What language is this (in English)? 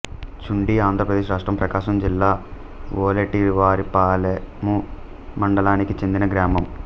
Telugu